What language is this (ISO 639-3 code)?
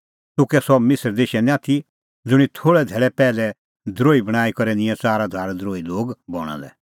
kfx